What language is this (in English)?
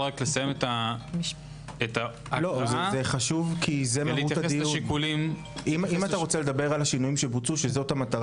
Hebrew